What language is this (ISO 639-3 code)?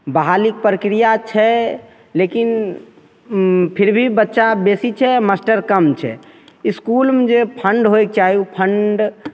mai